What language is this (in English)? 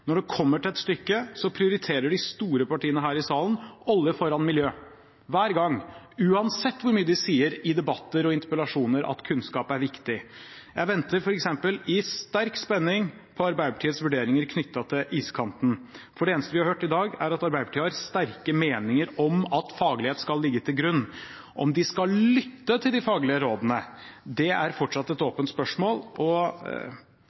Norwegian Bokmål